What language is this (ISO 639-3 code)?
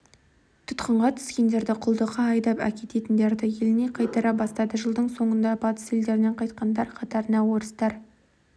kaz